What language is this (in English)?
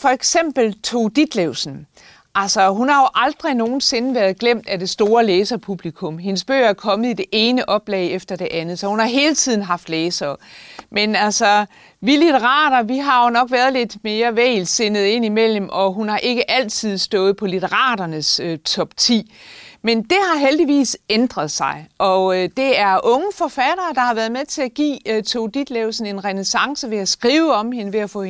Danish